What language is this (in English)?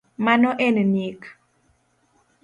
Luo (Kenya and Tanzania)